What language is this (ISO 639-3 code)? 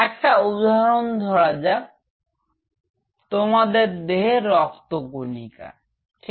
ben